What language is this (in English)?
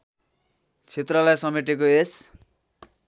Nepali